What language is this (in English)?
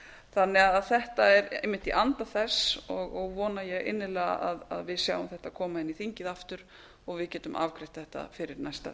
Icelandic